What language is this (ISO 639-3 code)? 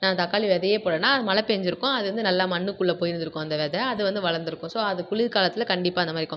tam